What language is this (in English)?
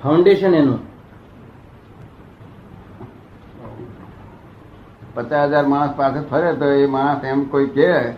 Gujarati